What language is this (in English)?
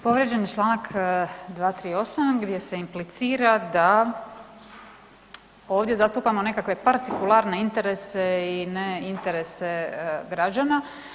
Croatian